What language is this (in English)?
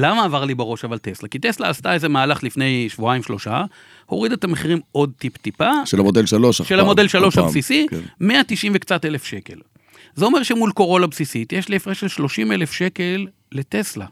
Hebrew